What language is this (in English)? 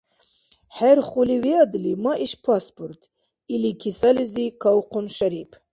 Dargwa